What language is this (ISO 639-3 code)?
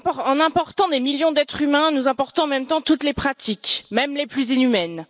fra